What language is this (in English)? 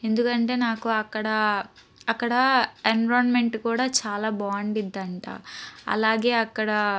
Telugu